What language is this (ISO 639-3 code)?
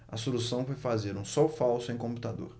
por